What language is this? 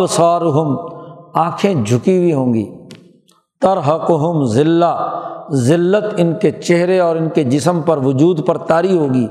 Urdu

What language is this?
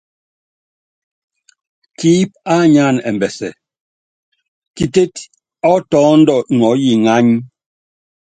Yangben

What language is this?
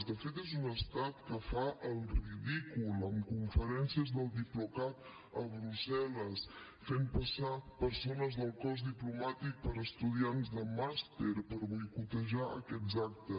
Catalan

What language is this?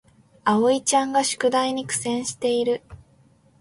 Japanese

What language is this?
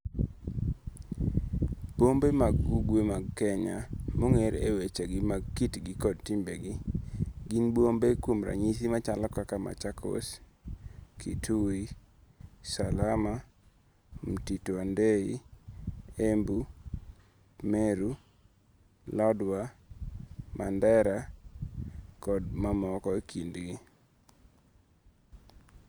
Luo (Kenya and Tanzania)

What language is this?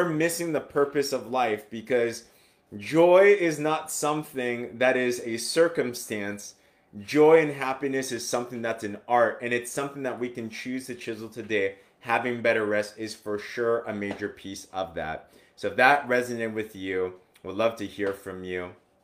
English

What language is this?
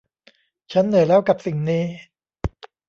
Thai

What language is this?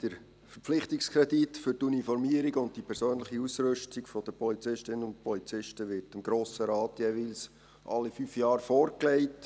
Swiss German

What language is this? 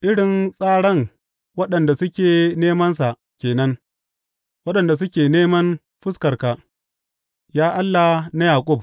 Hausa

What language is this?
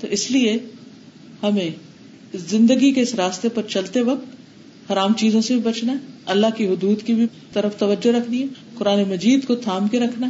Urdu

